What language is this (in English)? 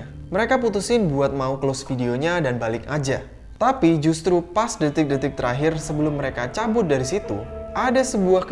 Indonesian